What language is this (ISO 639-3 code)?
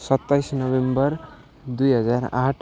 nep